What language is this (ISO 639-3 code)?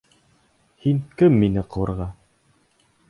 bak